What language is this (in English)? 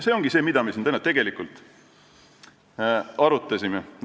Estonian